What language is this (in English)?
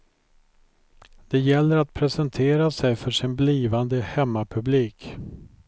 Swedish